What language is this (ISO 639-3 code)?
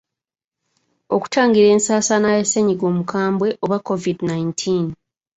lug